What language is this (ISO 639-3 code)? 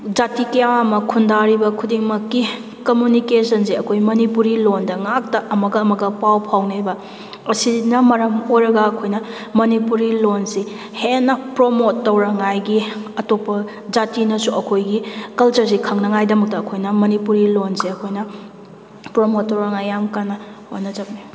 mni